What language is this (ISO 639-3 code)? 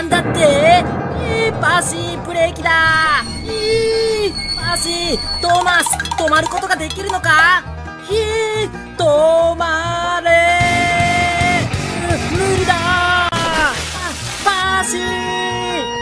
jpn